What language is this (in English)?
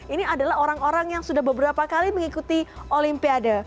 Indonesian